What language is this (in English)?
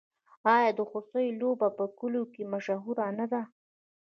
Pashto